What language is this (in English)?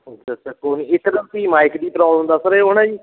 Punjabi